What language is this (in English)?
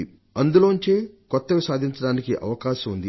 Telugu